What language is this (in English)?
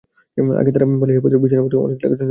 Bangla